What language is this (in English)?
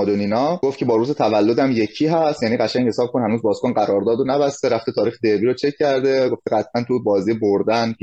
Persian